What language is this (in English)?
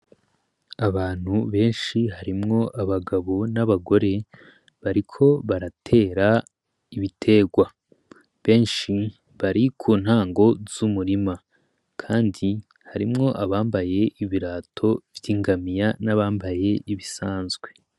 Rundi